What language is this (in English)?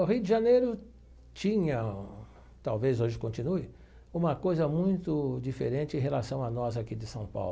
Portuguese